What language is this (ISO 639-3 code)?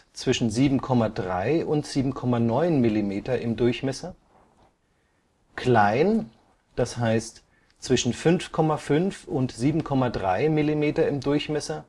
deu